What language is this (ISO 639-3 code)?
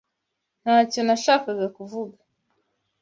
kin